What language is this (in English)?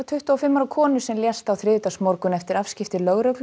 Icelandic